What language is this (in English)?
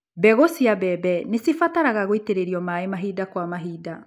Kikuyu